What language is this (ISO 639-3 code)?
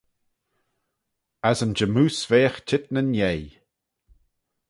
glv